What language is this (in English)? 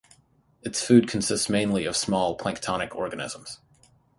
English